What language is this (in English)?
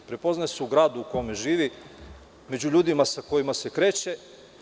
Serbian